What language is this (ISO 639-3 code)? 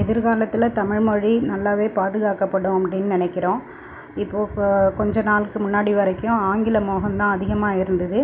tam